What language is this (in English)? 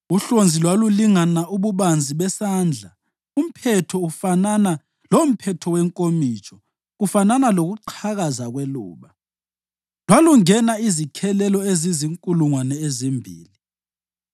North Ndebele